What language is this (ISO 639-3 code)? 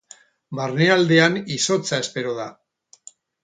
eus